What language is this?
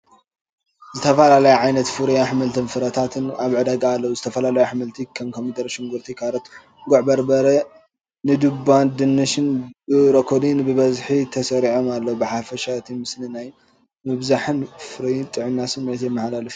Tigrinya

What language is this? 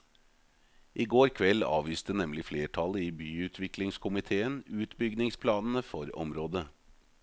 Norwegian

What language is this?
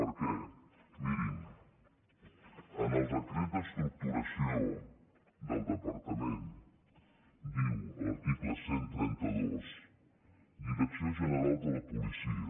Catalan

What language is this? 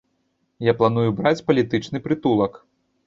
Belarusian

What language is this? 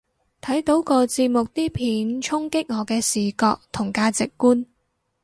Cantonese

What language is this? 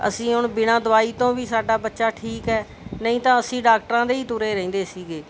Punjabi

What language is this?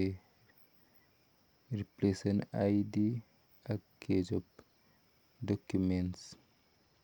Kalenjin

